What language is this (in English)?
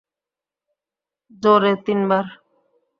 Bangla